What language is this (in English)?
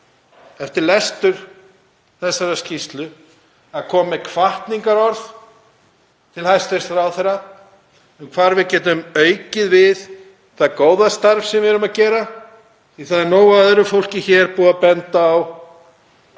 Icelandic